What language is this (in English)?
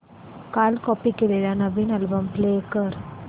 Marathi